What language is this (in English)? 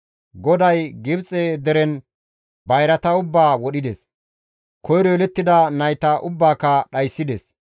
Gamo